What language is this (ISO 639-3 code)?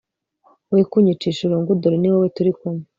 kin